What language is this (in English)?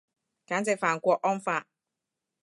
Cantonese